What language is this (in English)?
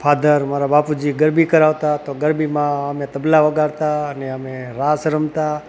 Gujarati